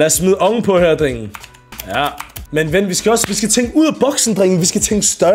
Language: Danish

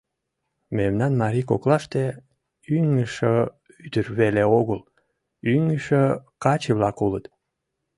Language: Mari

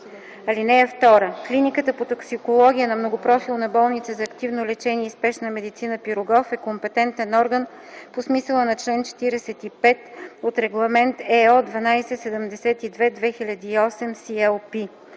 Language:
Bulgarian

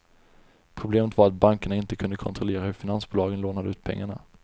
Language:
Swedish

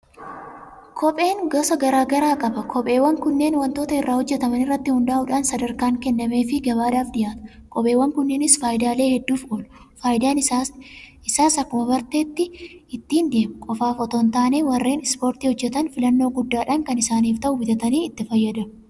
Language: Oromo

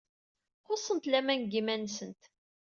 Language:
Kabyle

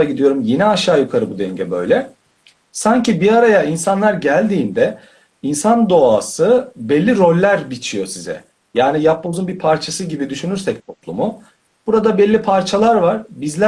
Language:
Turkish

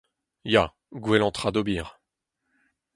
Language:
Breton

